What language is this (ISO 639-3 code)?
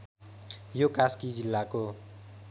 nep